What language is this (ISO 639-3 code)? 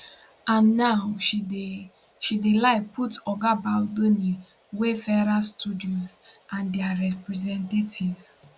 pcm